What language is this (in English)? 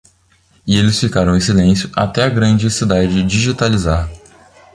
Portuguese